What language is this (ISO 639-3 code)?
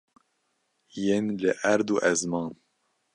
kur